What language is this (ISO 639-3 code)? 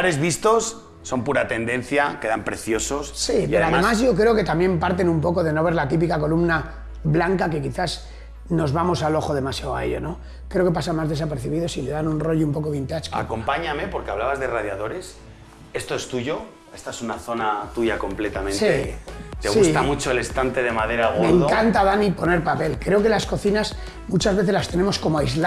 spa